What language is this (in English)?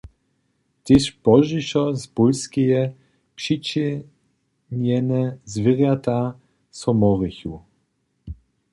Upper Sorbian